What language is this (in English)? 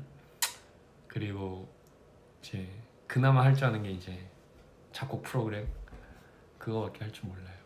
Korean